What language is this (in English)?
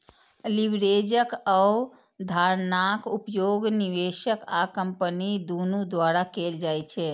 Maithili